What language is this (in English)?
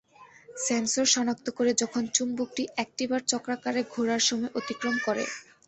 Bangla